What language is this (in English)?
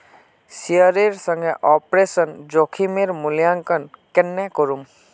Magahi